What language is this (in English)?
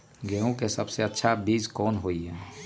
Magahi